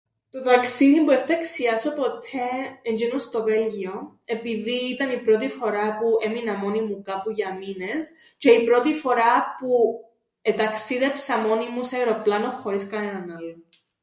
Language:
Greek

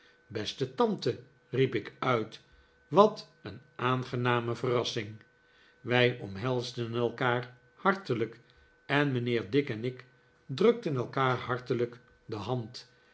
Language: Dutch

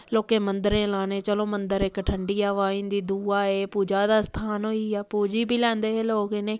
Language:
Dogri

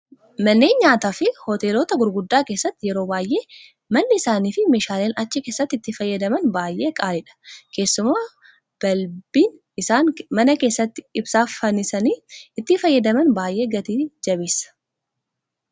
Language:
Oromo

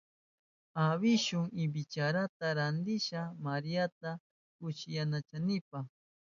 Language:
Southern Pastaza Quechua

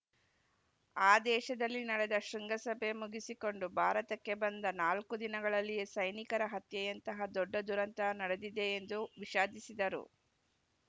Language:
Kannada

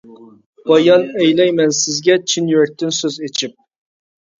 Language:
Uyghur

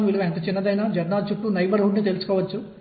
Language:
Telugu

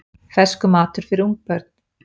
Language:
Icelandic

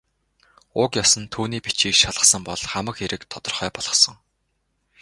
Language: Mongolian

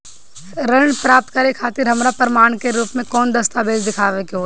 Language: Bhojpuri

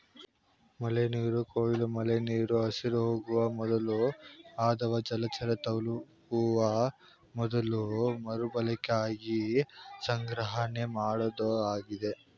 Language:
Kannada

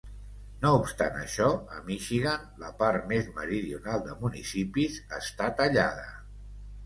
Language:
Catalan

